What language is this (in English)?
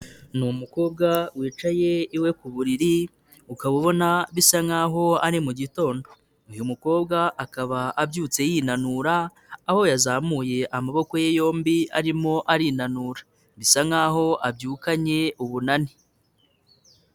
Kinyarwanda